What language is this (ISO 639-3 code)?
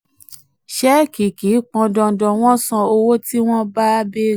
yor